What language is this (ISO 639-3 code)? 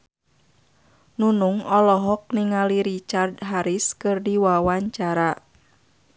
sun